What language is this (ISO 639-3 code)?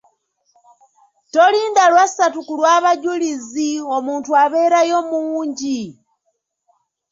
lug